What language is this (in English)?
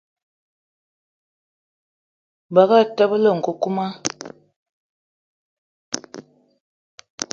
Eton (Cameroon)